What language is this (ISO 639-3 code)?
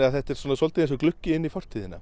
isl